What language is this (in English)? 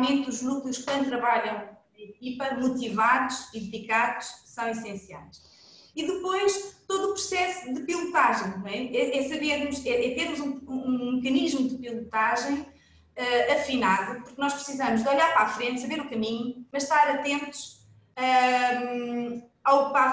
Portuguese